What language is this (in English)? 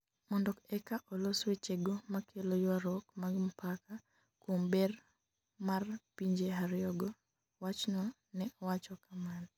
Luo (Kenya and Tanzania)